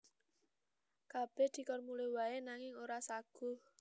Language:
Javanese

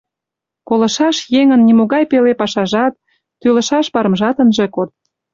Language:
Mari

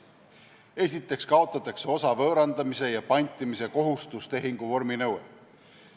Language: Estonian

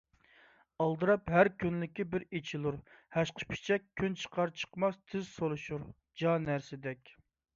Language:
Uyghur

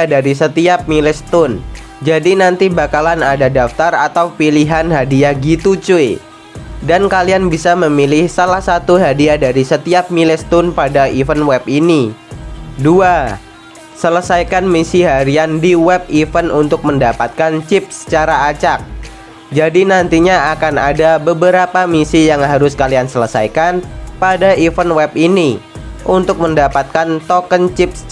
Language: Indonesian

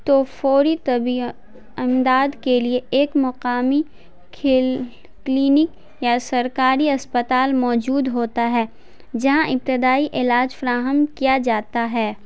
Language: Urdu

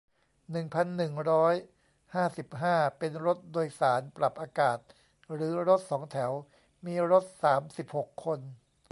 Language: Thai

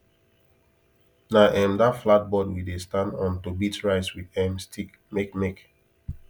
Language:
Nigerian Pidgin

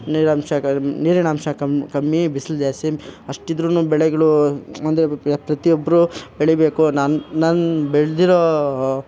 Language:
Kannada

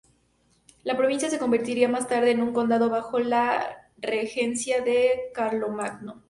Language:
Spanish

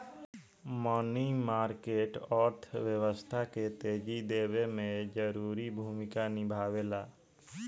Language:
Bhojpuri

